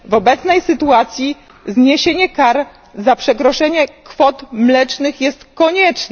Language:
Polish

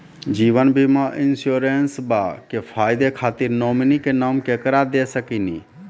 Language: Maithili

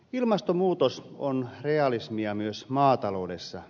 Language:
Finnish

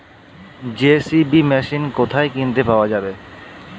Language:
Bangla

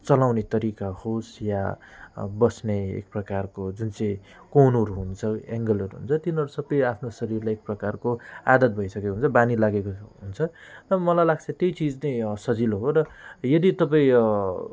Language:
Nepali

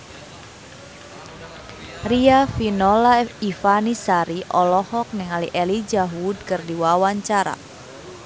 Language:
Sundanese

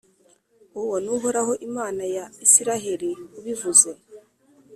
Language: Kinyarwanda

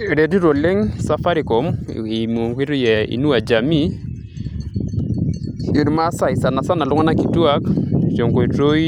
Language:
Masai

